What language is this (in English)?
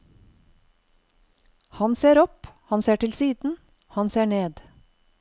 Norwegian